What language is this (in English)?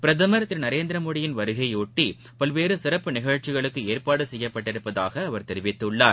Tamil